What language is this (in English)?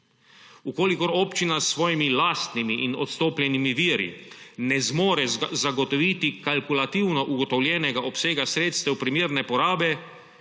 Slovenian